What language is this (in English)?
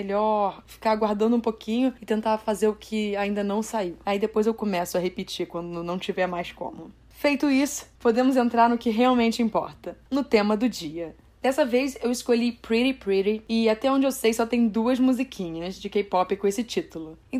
Portuguese